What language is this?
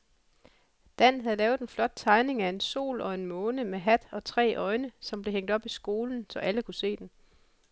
Danish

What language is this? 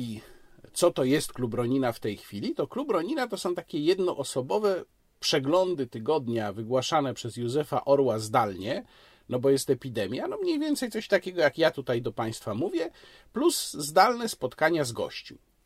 Polish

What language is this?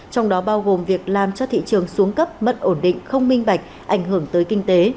Vietnamese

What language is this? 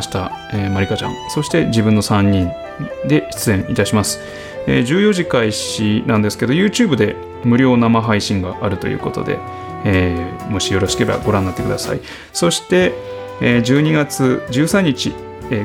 Japanese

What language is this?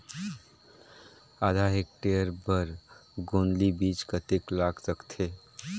Chhattisgarhi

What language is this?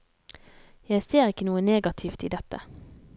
Norwegian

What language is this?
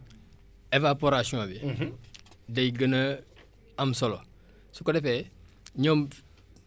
Wolof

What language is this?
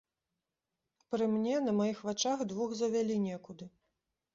Belarusian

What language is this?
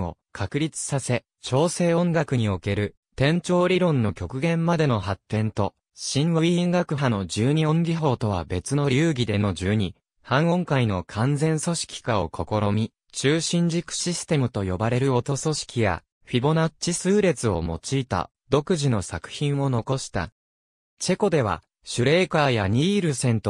Japanese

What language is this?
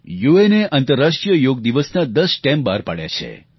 Gujarati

